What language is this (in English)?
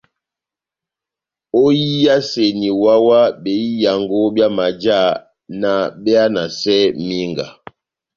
Batanga